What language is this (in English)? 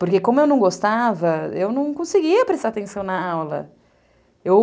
Portuguese